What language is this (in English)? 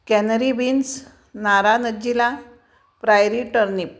Marathi